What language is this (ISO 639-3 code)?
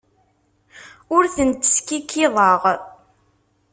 kab